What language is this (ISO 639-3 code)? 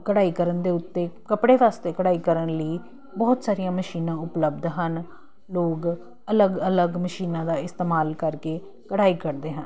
pan